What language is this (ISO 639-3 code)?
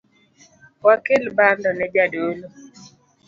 luo